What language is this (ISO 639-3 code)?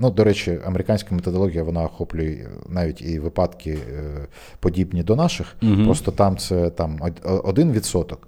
ukr